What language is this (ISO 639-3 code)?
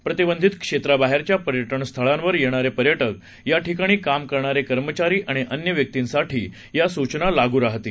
mar